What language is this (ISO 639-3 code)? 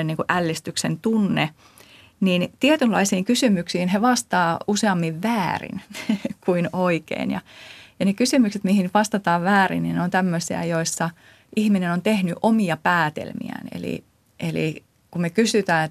fin